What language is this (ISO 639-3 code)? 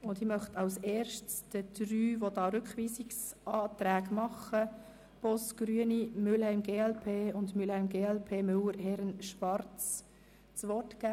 gsw